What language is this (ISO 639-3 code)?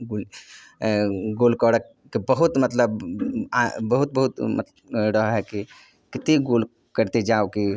mai